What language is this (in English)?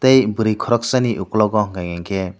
Kok Borok